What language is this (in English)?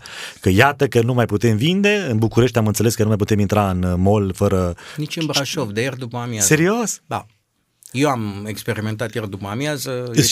Romanian